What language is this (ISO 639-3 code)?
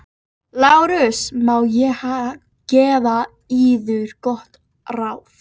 isl